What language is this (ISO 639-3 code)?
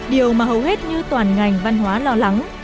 vie